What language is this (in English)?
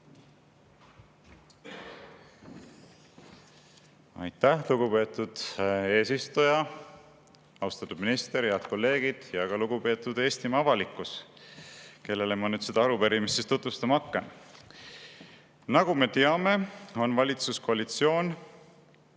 Estonian